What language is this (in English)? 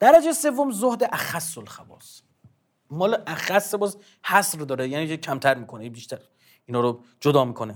Persian